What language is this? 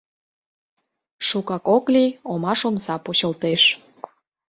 Mari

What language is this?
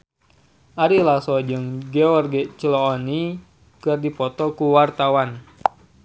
Sundanese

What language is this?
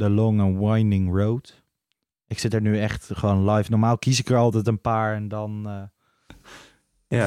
Dutch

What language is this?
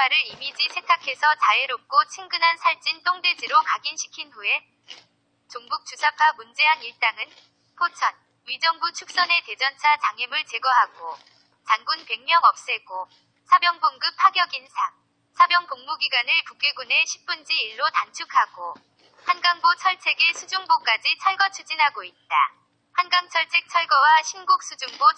Korean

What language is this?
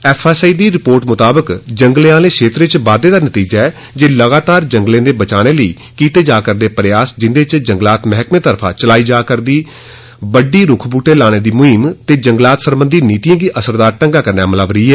Dogri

